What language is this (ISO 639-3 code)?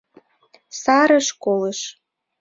chm